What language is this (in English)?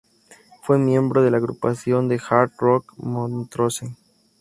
Spanish